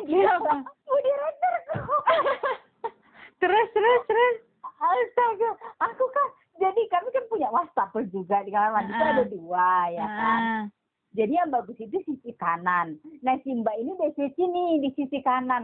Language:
Indonesian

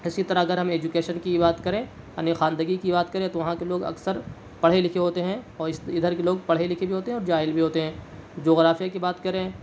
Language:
Urdu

